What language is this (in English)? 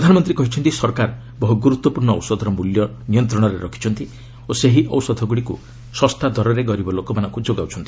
Odia